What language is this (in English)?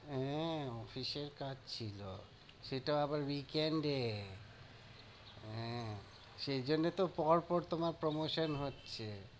Bangla